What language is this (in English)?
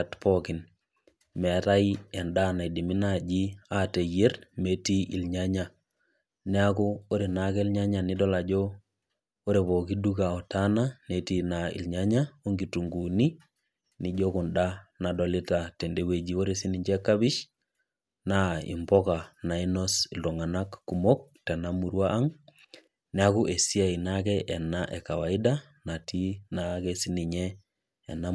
Masai